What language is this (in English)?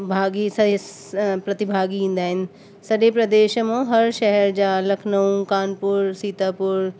Sindhi